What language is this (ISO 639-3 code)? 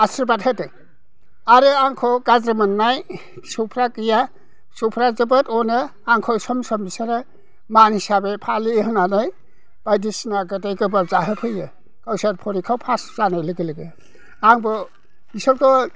brx